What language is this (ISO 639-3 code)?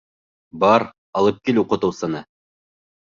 bak